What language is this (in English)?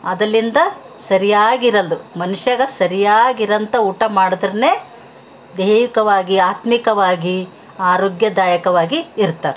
Kannada